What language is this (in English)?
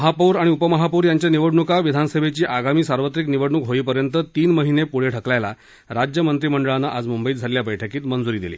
Marathi